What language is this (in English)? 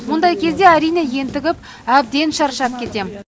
Kazakh